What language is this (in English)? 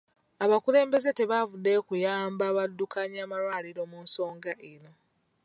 Ganda